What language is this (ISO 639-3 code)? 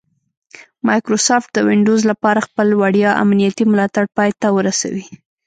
pus